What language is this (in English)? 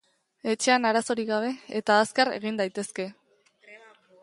Basque